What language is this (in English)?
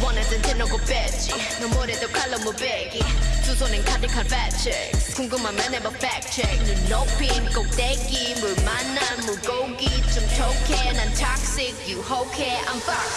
Korean